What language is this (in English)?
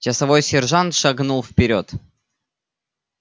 Russian